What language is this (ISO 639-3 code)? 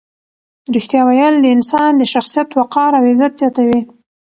pus